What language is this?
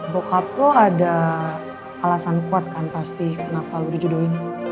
Indonesian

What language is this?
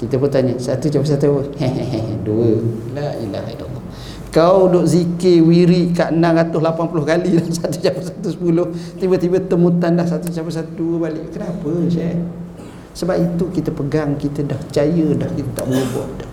Malay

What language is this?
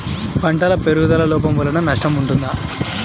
Telugu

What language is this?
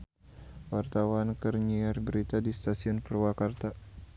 Sundanese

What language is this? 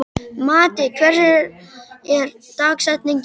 Icelandic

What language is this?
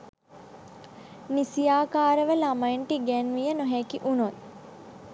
Sinhala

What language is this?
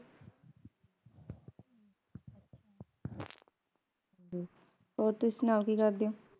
Punjabi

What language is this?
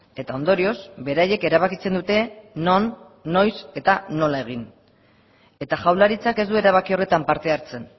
Basque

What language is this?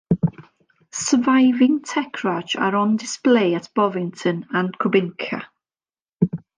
English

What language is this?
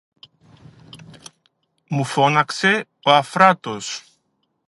Greek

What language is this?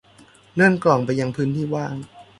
Thai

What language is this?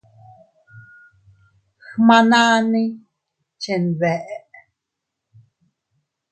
Teutila Cuicatec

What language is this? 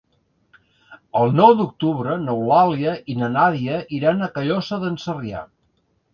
Catalan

